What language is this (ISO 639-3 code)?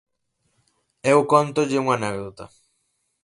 glg